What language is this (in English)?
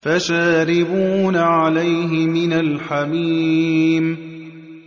Arabic